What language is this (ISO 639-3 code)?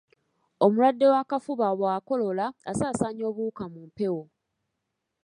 lug